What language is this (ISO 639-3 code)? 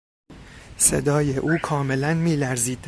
fas